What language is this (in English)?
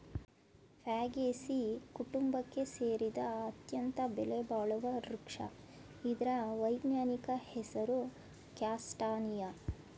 Kannada